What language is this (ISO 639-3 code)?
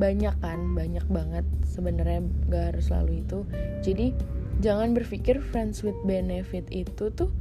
ind